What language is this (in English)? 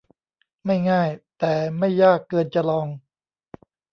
Thai